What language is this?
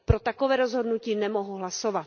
Czech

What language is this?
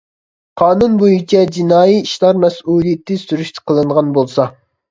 Uyghur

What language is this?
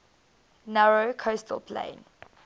English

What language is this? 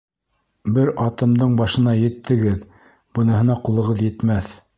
Bashkir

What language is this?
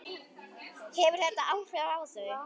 Icelandic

